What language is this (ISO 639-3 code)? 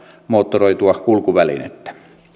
fin